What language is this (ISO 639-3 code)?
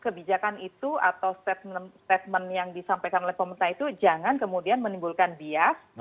ind